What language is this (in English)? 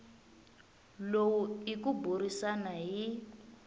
Tsonga